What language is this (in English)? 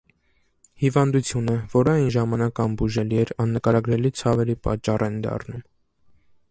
Armenian